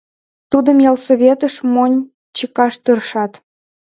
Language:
Mari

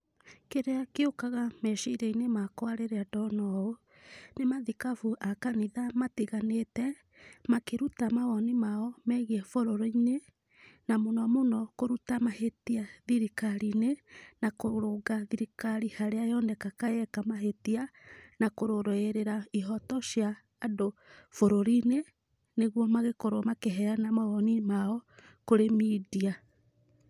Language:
Kikuyu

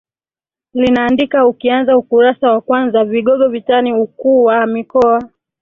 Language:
Swahili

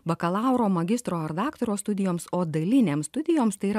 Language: Lithuanian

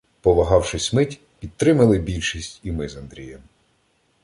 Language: Ukrainian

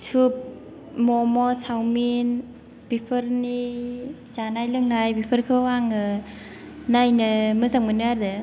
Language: Bodo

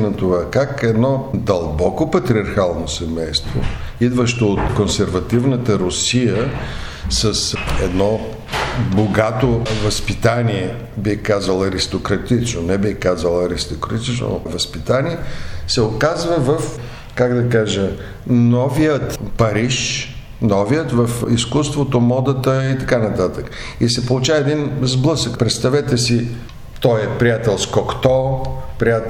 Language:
Bulgarian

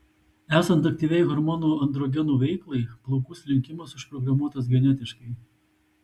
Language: Lithuanian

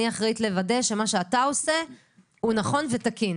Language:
Hebrew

